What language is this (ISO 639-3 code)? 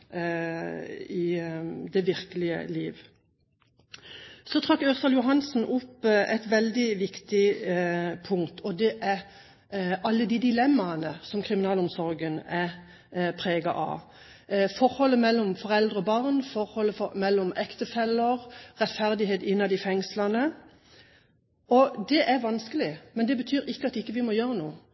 nob